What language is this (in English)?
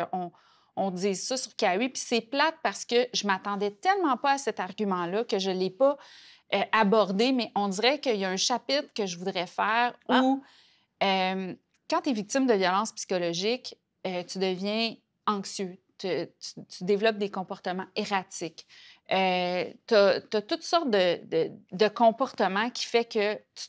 French